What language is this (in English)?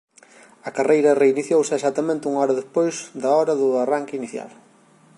Galician